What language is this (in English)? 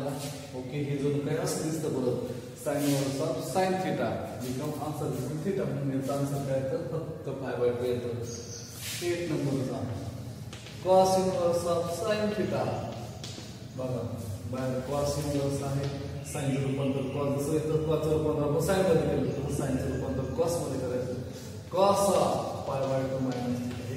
Romanian